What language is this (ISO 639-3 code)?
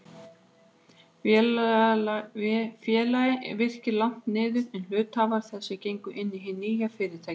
isl